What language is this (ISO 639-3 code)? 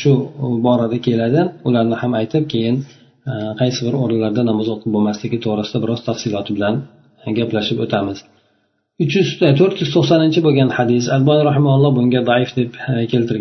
bul